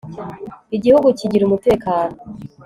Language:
Kinyarwanda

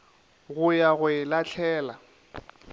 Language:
Northern Sotho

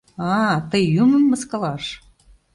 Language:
Mari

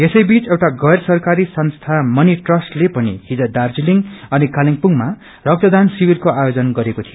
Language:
Nepali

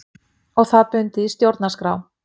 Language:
Icelandic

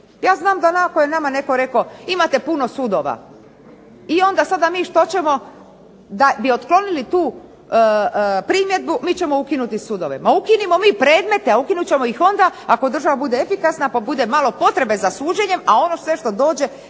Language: Croatian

